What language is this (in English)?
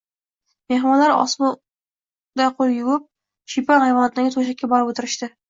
Uzbek